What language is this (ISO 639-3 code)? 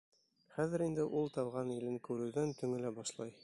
bak